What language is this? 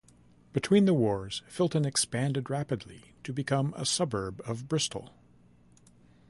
English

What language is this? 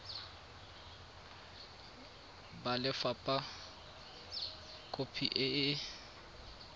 Tswana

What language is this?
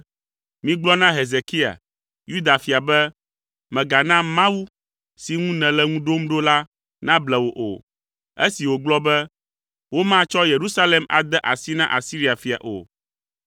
Ewe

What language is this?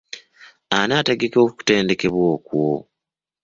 Ganda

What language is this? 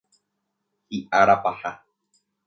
Guarani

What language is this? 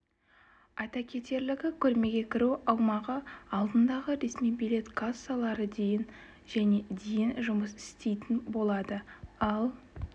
Kazakh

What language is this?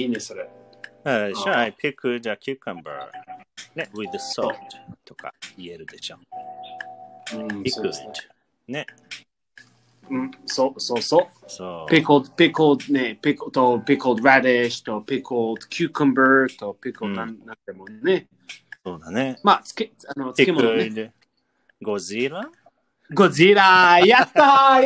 Japanese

